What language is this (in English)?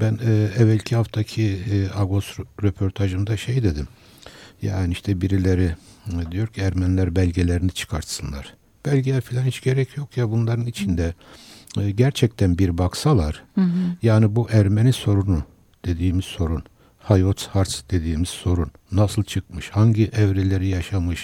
Turkish